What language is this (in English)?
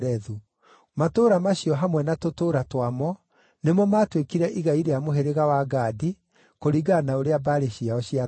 Kikuyu